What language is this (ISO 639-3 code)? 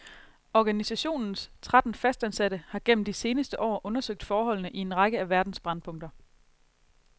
dan